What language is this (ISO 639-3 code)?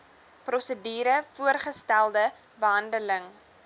afr